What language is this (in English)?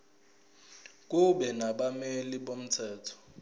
Zulu